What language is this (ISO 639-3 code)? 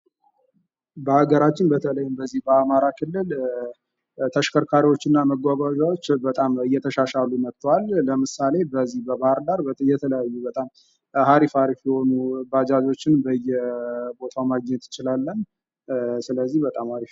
amh